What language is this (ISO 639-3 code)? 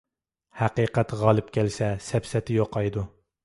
uig